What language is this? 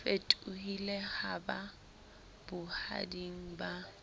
Southern Sotho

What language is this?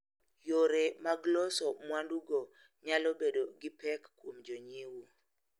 Luo (Kenya and Tanzania)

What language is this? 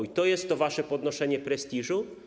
Polish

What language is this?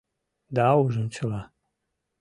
Mari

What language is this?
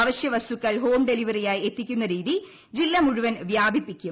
Malayalam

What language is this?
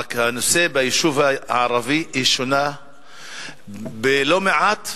Hebrew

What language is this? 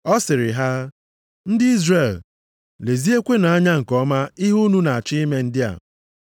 Igbo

